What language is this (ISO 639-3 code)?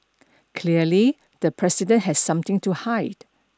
eng